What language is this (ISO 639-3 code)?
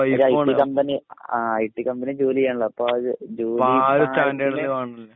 mal